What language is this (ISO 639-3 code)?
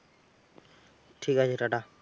ben